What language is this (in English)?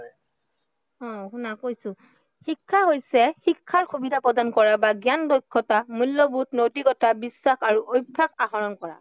Assamese